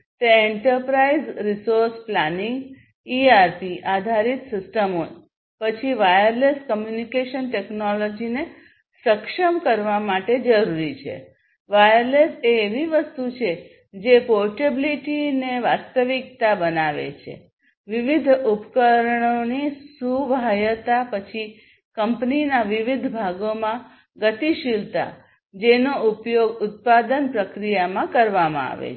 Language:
Gujarati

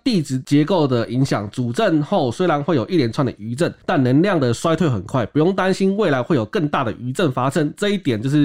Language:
Chinese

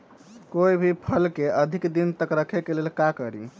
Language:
Magahi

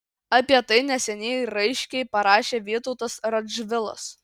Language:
Lithuanian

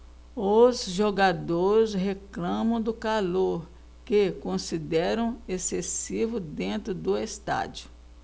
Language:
Portuguese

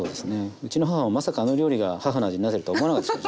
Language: Japanese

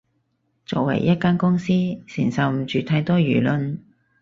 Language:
Cantonese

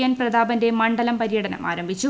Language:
Malayalam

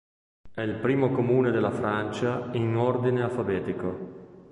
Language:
Italian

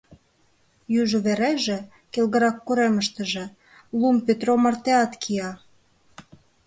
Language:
Mari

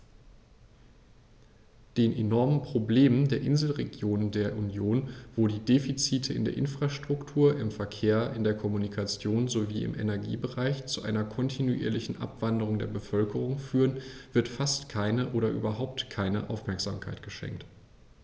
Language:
German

